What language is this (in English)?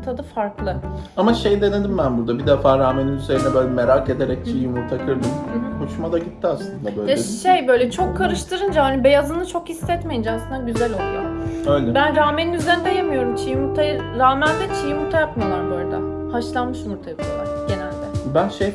Turkish